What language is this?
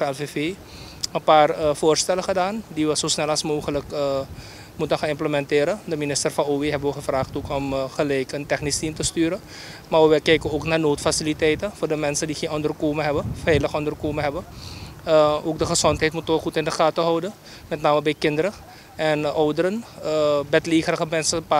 Dutch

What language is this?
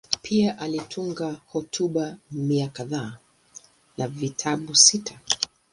Swahili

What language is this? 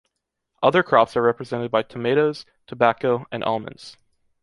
English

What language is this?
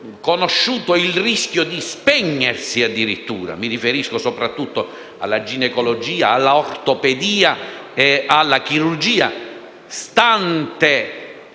Italian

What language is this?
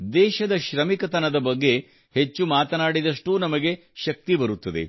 Kannada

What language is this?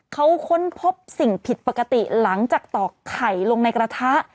Thai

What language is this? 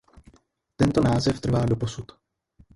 Czech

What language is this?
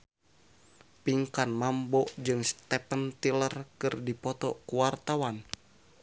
Sundanese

